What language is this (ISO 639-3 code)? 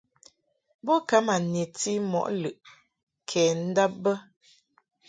mhk